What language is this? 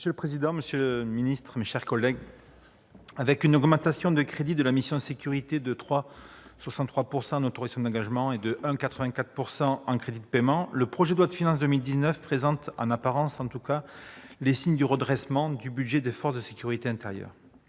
French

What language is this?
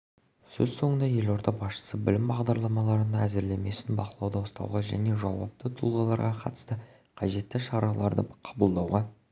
Kazakh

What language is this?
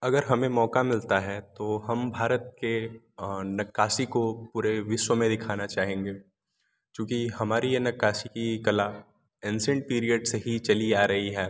Hindi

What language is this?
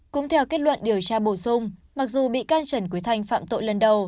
Vietnamese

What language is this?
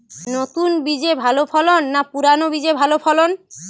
Bangla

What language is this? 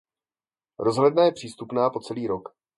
Czech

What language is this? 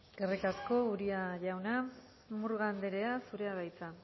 Basque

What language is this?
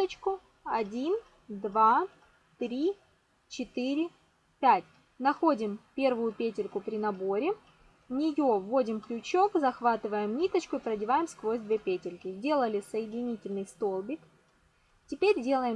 Russian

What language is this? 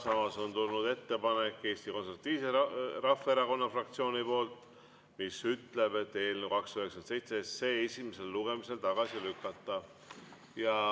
Estonian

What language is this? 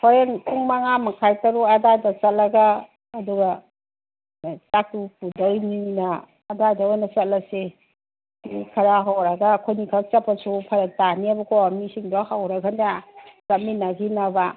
Manipuri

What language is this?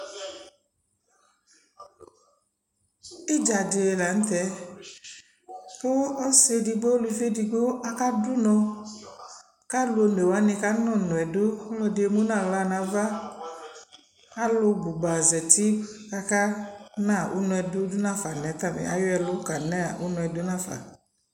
Ikposo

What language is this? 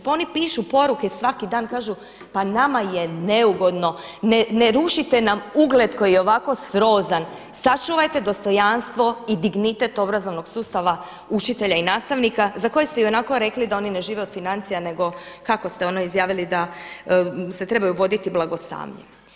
Croatian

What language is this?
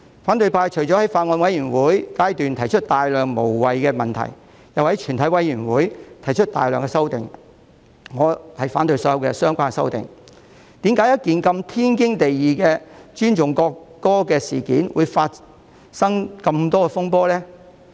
Cantonese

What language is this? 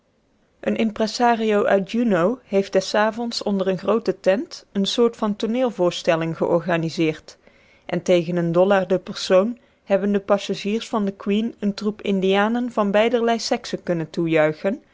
Dutch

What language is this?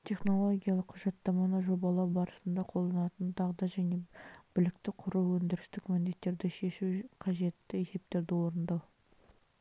Kazakh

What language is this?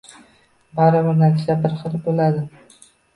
Uzbek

